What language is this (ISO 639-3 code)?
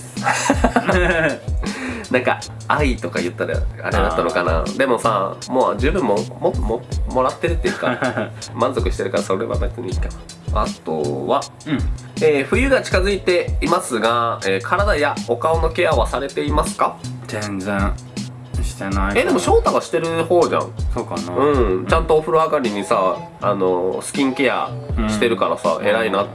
jpn